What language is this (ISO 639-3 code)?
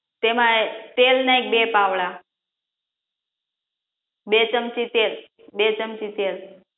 guj